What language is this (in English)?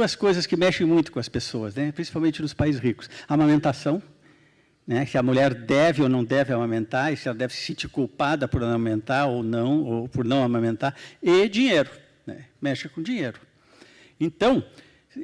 Portuguese